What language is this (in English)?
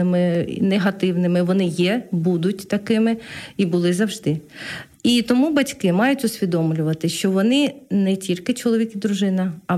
Ukrainian